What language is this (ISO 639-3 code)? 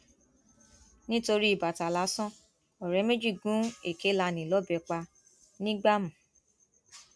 yor